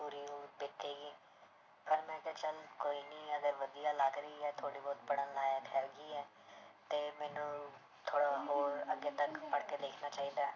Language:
Punjabi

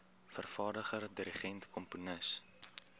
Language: Afrikaans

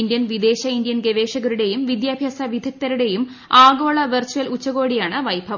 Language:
Malayalam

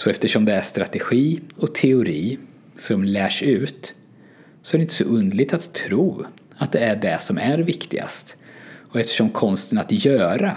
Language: Swedish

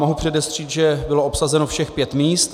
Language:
Czech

